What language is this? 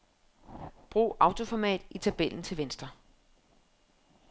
Danish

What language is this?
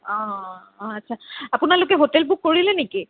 Assamese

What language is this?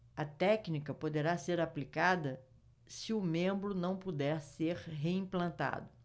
Portuguese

